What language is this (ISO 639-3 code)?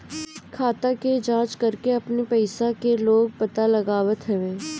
bho